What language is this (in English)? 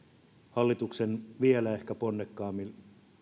Finnish